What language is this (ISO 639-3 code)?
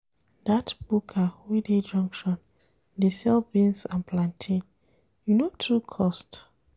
pcm